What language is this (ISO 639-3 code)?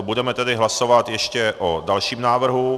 ces